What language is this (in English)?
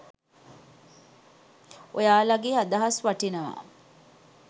Sinhala